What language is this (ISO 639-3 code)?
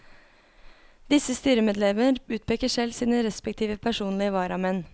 nor